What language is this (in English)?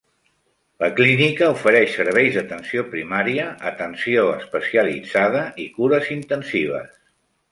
Catalan